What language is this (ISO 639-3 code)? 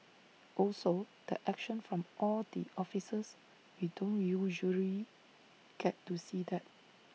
eng